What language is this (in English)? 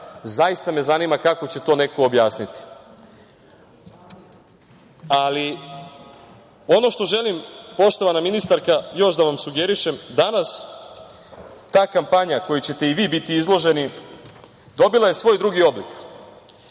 Serbian